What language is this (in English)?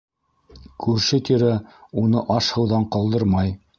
Bashkir